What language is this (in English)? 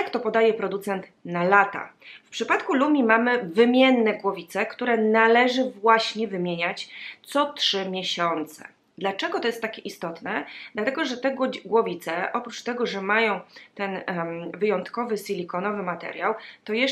Polish